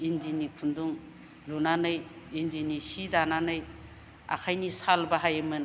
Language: Bodo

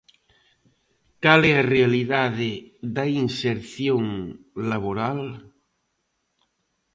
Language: Galician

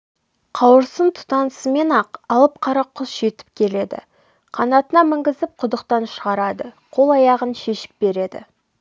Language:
Kazakh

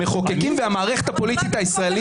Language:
Hebrew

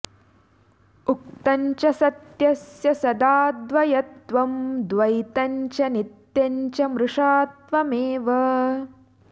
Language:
Sanskrit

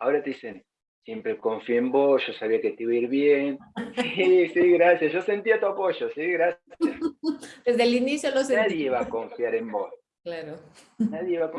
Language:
Spanish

